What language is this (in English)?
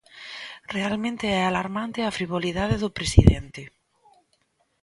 Galician